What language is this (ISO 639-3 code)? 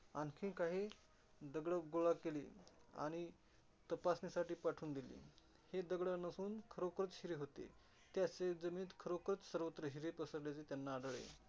mar